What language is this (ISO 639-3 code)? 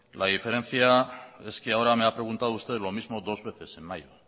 spa